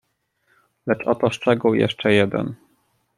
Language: Polish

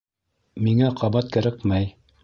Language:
Bashkir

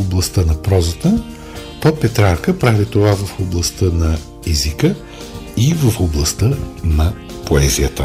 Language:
Bulgarian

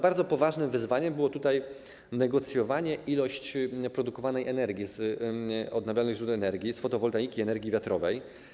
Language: Polish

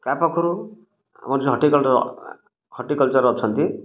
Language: Odia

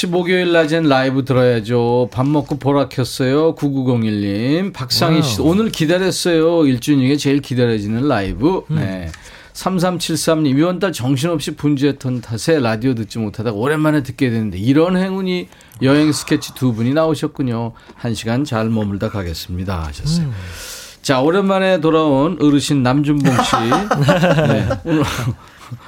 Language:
Korean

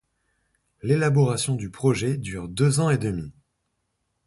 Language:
French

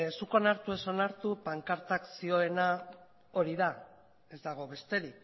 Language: Basque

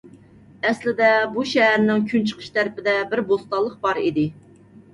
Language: Uyghur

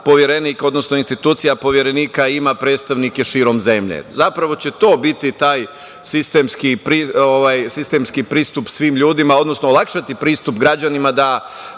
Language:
Serbian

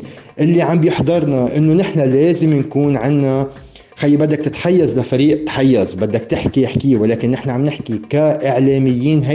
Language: Arabic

